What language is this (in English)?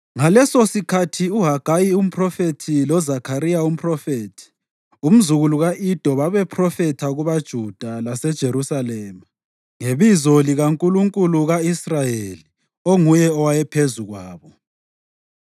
North Ndebele